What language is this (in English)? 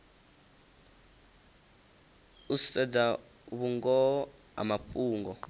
Venda